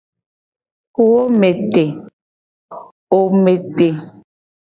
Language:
Gen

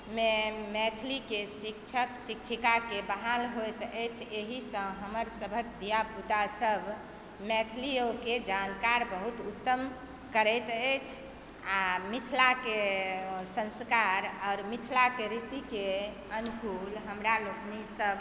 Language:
Maithili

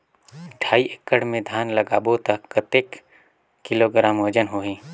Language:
Chhattisgarhi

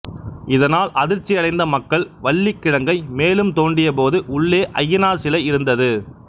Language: Tamil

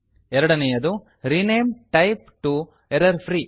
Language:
Kannada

